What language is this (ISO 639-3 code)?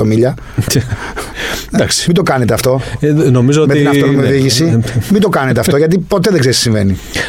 ell